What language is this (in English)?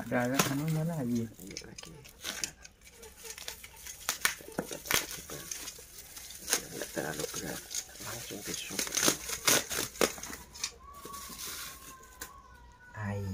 Indonesian